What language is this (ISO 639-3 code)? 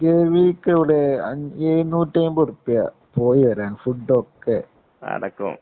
mal